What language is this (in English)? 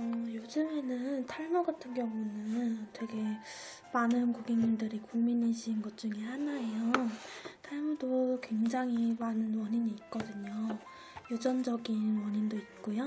Korean